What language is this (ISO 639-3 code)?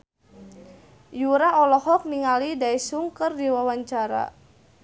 sun